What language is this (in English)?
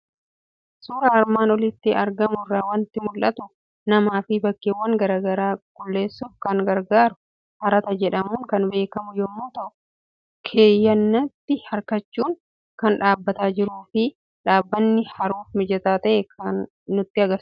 Oromo